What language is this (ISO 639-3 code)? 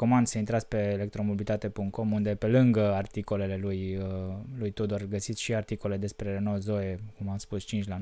ron